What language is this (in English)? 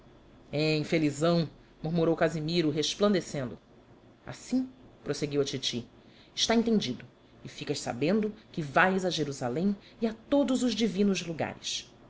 Portuguese